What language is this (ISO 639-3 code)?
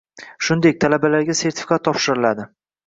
uzb